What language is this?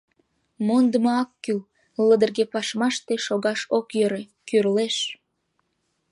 Mari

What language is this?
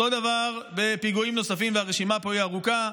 Hebrew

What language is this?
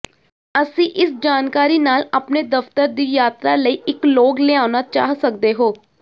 Punjabi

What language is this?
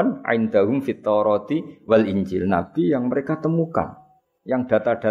Malay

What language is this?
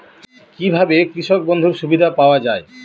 Bangla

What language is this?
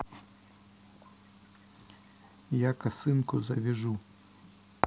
Russian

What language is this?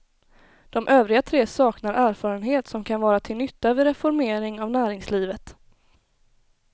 Swedish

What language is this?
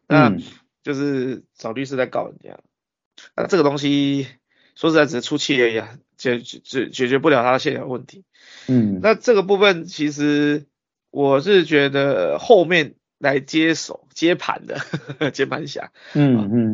Chinese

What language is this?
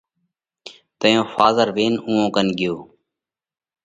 Parkari Koli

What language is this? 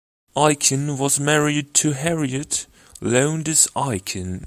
English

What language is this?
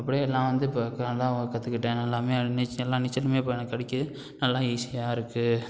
Tamil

